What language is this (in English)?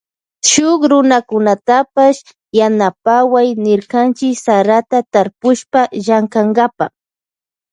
Loja Highland Quichua